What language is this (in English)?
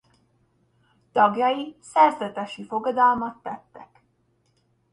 Hungarian